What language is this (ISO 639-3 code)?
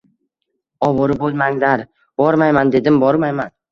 uzb